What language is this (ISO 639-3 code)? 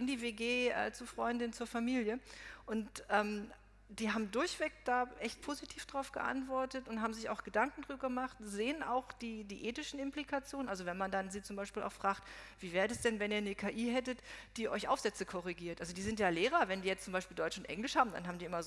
deu